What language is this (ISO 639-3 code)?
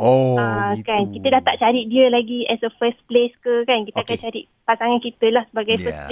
msa